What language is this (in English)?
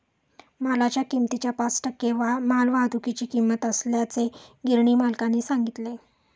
Marathi